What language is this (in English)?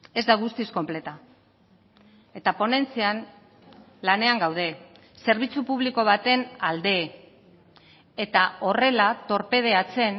Basque